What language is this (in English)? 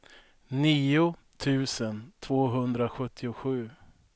Swedish